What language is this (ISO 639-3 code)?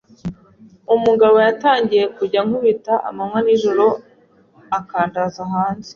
kin